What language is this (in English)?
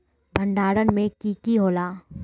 Magahi